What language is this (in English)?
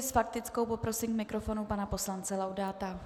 Czech